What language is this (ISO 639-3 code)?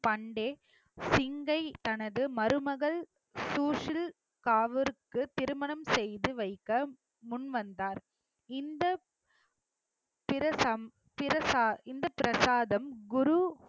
tam